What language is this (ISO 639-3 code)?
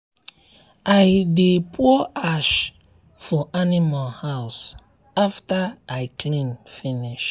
pcm